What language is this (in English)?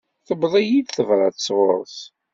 Kabyle